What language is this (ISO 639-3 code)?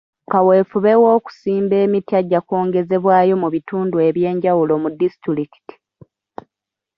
lug